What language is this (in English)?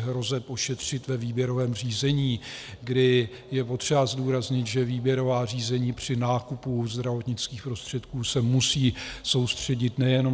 Czech